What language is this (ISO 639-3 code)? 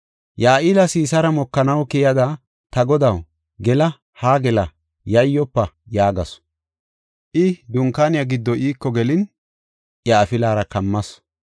gof